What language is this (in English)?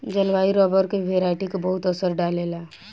Bhojpuri